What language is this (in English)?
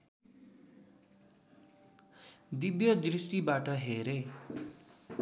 Nepali